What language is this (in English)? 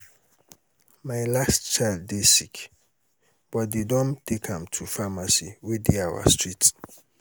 Nigerian Pidgin